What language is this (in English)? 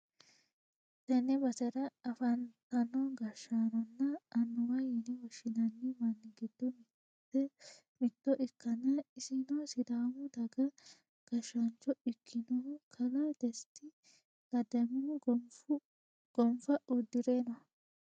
Sidamo